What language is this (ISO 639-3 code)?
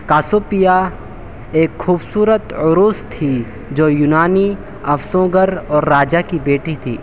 urd